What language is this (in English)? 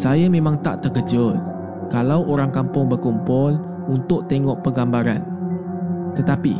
Malay